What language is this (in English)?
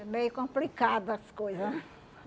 Portuguese